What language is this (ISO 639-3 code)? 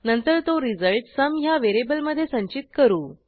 mar